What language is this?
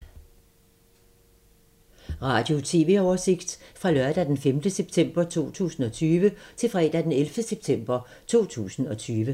Danish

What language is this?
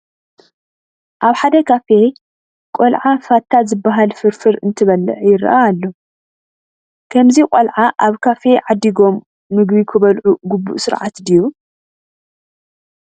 Tigrinya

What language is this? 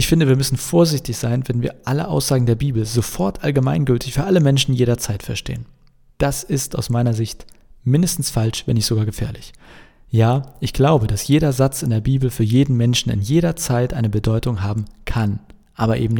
German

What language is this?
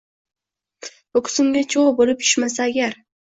Uzbek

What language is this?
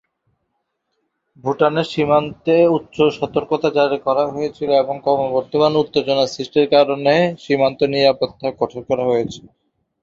Bangla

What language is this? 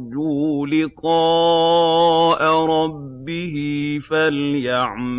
Arabic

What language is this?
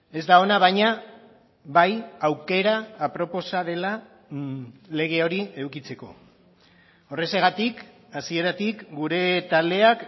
Basque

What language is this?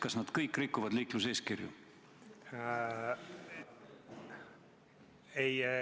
Estonian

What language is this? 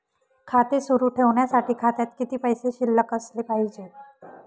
Marathi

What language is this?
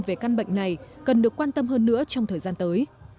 Vietnamese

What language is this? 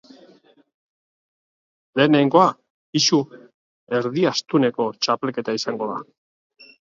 Basque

